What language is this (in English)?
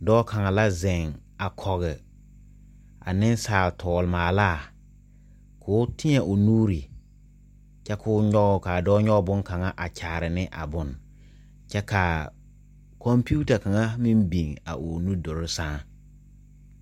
Southern Dagaare